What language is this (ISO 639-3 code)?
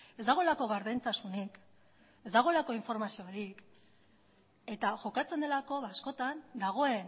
eus